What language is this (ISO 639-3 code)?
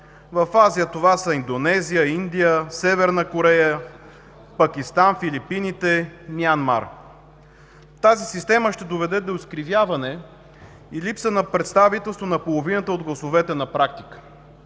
bul